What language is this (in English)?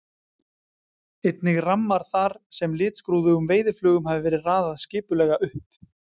Icelandic